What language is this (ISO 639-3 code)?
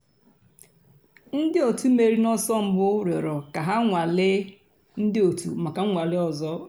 ibo